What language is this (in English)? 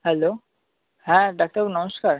Bangla